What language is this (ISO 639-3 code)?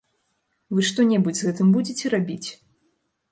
bel